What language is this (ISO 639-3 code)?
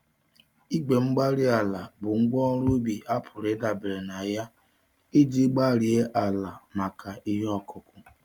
ibo